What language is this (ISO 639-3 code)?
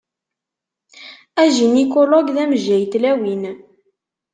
kab